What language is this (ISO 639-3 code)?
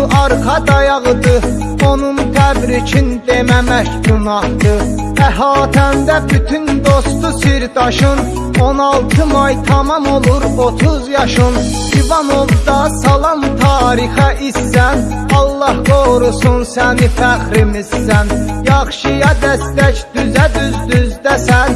tur